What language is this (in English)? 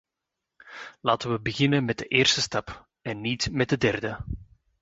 Dutch